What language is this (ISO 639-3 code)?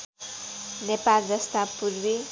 nep